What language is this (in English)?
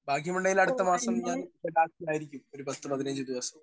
Malayalam